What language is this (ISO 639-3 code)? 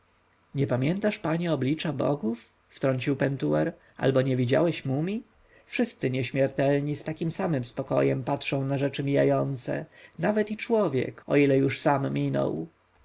pol